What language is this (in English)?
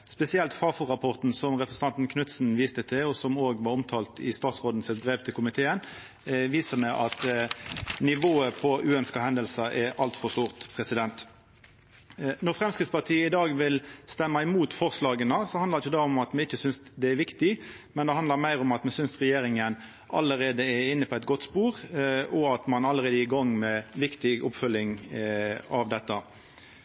Norwegian Nynorsk